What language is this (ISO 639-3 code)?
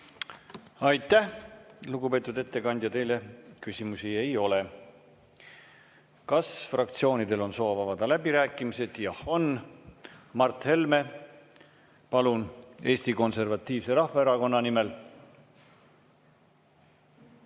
est